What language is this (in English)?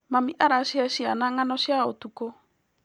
Kikuyu